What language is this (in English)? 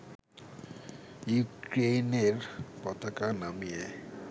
Bangla